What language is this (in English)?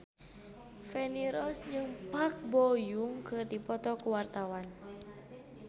Sundanese